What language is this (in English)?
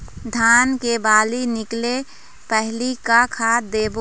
Chhattisgarhi